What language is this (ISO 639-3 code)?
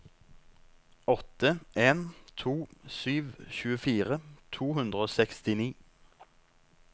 nor